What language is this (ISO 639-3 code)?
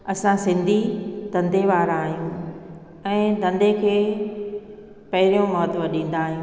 snd